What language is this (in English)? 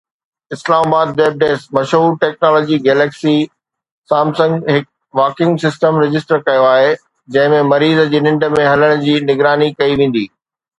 Sindhi